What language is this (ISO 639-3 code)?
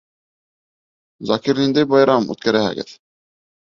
bak